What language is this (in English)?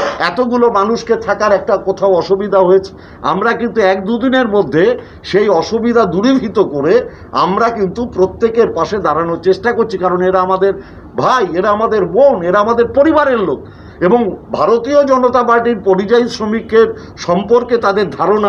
Hindi